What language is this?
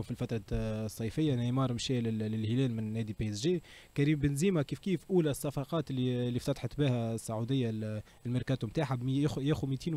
Arabic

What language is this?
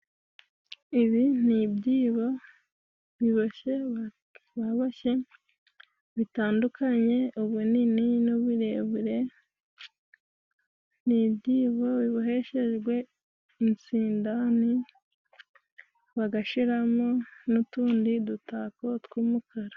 Kinyarwanda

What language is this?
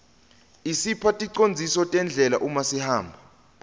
Swati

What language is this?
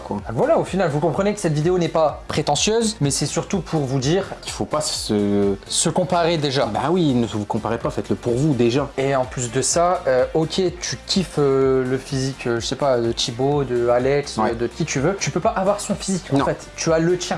French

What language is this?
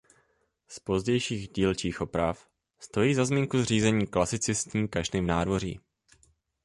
Czech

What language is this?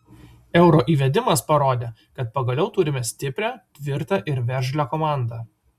Lithuanian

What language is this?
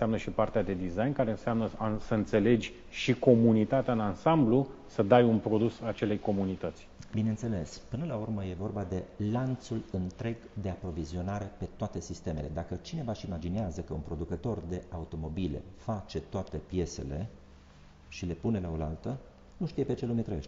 Romanian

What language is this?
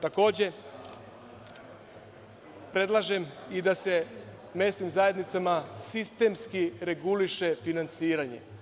Serbian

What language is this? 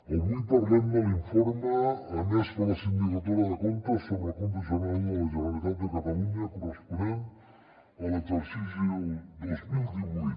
Catalan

